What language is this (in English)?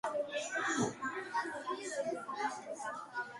Georgian